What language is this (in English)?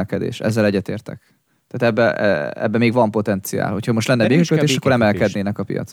Hungarian